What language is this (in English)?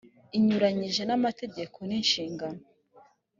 Kinyarwanda